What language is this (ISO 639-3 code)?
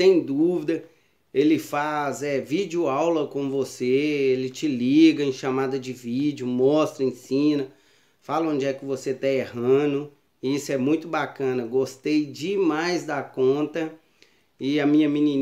por